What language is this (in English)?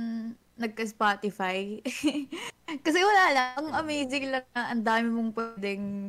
Filipino